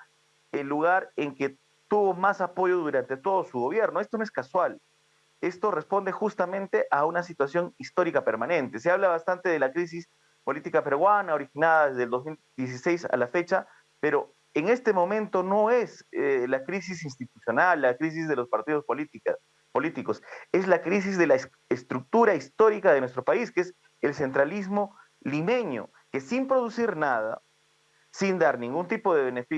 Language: Spanish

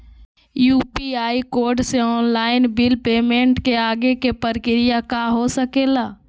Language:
Magahi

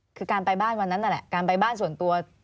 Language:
Thai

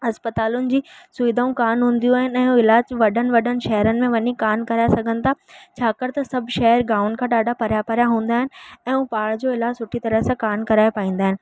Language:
Sindhi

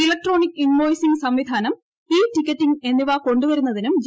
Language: Malayalam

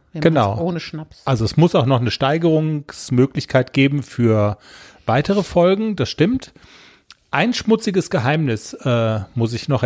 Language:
German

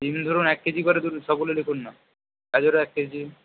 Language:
Bangla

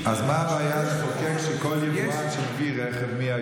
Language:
Hebrew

